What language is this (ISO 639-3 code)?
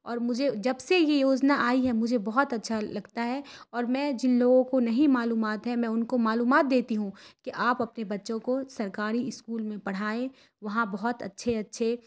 urd